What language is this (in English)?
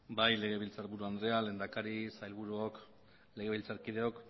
Basque